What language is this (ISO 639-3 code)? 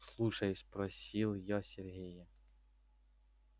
rus